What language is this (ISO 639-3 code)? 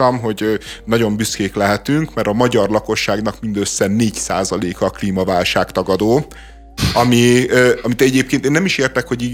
hun